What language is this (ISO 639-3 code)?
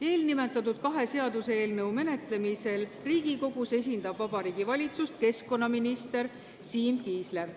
est